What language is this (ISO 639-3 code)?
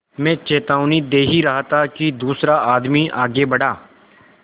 hin